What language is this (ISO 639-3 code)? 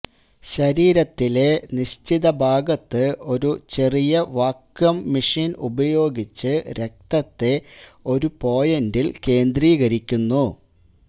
mal